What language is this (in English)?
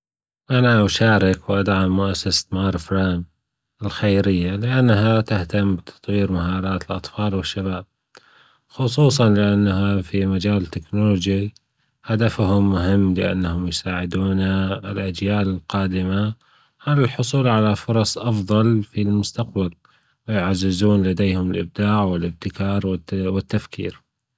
Gulf Arabic